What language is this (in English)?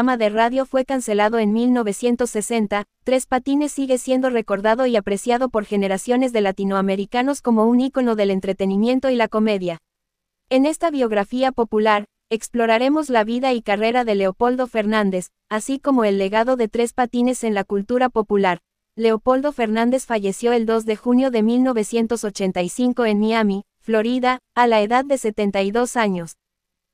Spanish